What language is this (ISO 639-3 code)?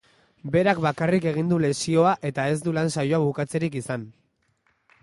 eus